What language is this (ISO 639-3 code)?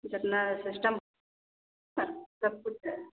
hin